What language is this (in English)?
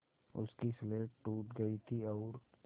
Hindi